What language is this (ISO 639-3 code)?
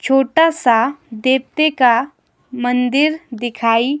hin